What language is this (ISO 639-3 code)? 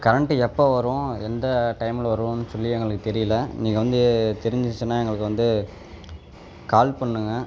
tam